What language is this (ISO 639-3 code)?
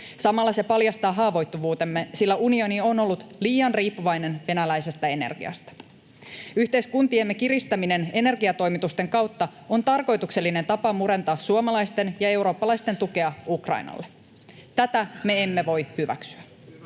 fin